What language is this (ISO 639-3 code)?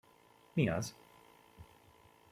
hun